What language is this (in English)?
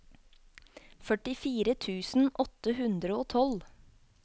Norwegian